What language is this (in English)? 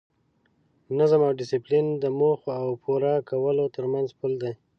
Pashto